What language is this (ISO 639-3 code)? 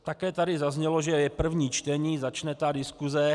ces